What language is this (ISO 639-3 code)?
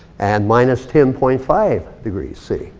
eng